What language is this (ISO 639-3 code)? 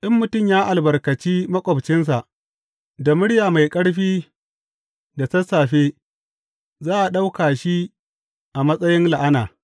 hau